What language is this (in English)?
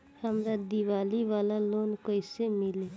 Bhojpuri